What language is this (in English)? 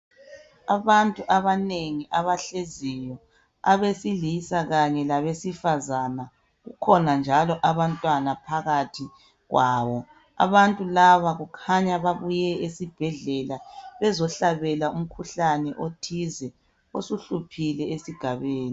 North Ndebele